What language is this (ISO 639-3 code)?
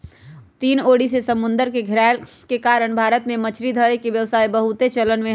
mag